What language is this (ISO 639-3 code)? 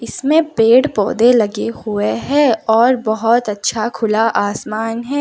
hin